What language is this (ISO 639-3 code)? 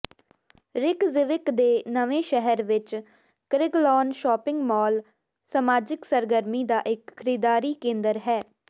pan